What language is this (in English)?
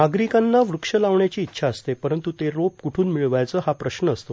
Marathi